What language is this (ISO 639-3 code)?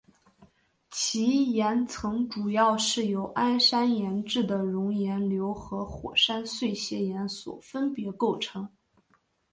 zho